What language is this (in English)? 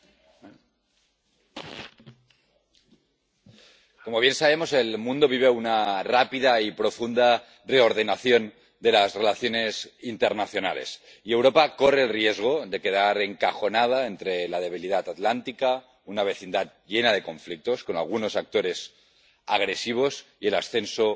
Spanish